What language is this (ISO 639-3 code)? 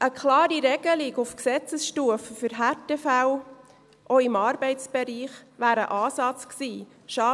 gsw